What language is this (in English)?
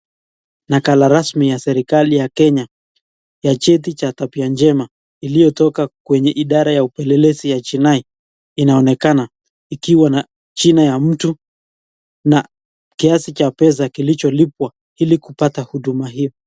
Swahili